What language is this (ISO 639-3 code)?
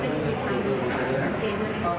tha